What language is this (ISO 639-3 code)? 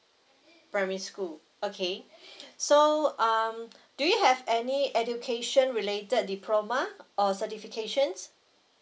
eng